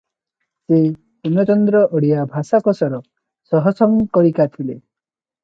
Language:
Odia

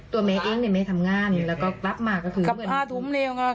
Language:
Thai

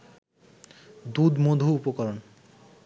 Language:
Bangla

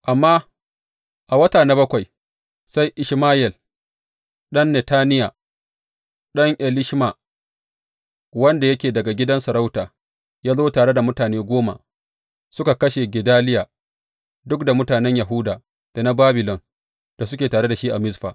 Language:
Hausa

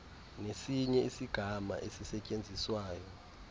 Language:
Xhosa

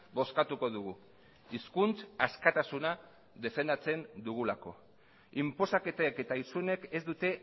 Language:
Basque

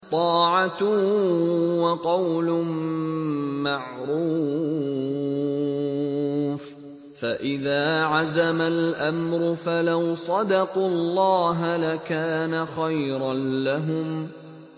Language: Arabic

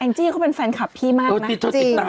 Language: Thai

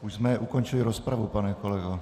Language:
Czech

